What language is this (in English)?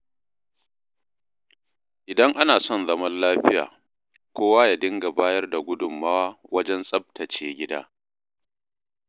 Hausa